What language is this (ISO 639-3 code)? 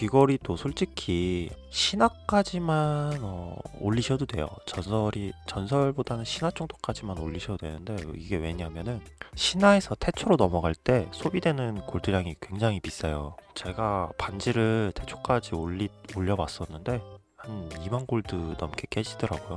kor